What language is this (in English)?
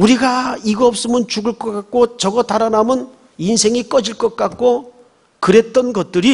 Korean